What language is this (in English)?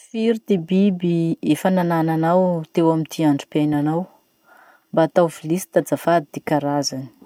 Masikoro Malagasy